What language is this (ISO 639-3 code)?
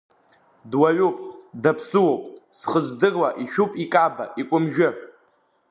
abk